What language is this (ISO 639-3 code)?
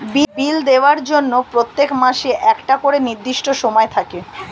ben